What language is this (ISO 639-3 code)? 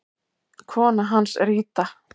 isl